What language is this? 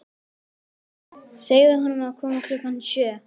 Icelandic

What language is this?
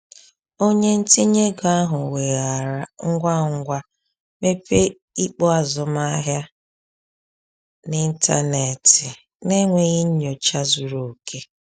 Igbo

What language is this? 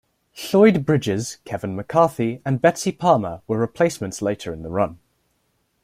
English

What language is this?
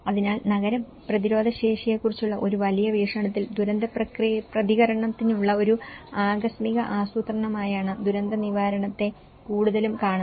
Malayalam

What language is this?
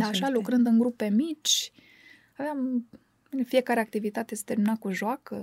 Romanian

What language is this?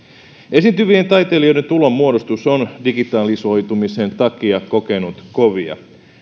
Finnish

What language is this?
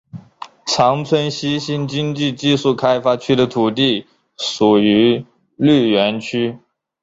Chinese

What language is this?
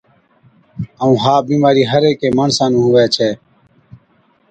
Od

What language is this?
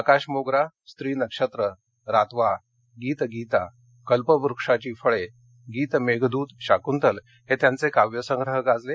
Marathi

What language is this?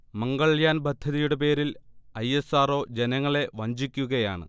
Malayalam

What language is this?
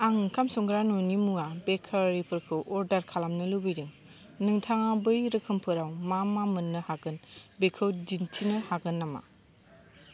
Bodo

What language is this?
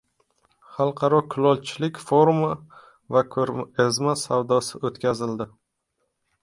Uzbek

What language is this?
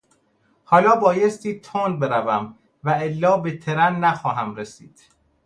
Persian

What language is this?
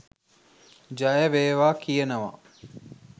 Sinhala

